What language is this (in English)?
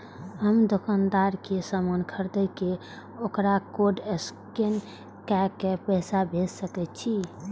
Maithili